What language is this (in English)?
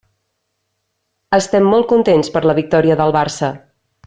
Catalan